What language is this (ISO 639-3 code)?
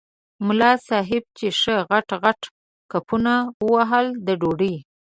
pus